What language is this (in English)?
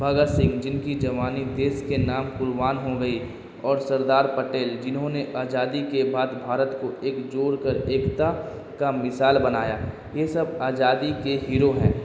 Urdu